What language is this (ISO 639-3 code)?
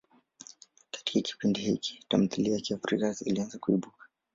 swa